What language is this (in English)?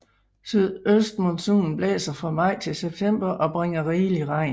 Danish